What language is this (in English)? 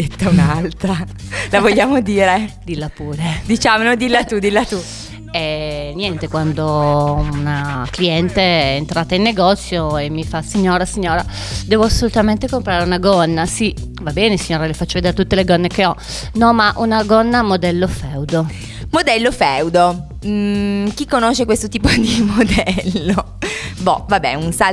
Italian